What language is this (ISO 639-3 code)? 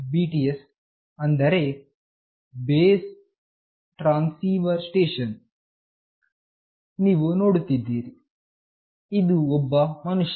kan